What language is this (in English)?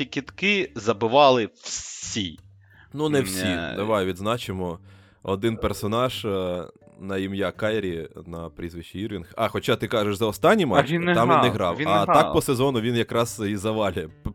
Ukrainian